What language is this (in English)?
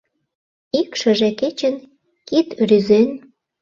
Mari